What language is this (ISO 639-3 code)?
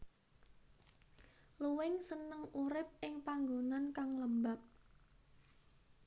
jav